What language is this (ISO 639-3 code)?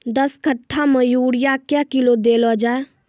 mai